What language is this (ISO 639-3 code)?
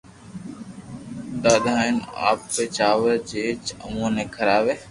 lrk